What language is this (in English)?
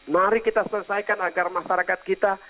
Indonesian